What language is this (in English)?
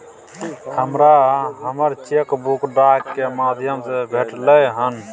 Maithili